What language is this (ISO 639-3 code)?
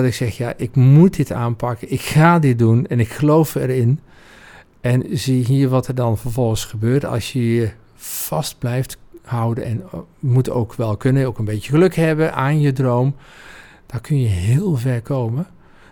nld